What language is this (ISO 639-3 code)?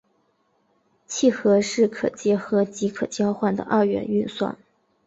zho